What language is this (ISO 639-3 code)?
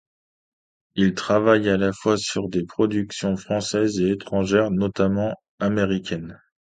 fra